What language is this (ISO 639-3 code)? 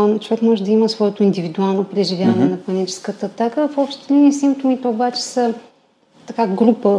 bul